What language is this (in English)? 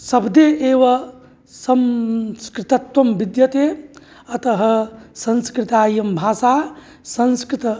Sanskrit